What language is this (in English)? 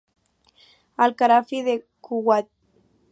Spanish